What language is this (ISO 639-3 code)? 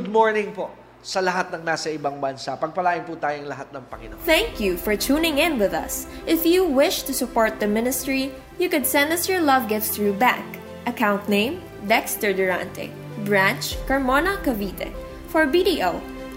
fil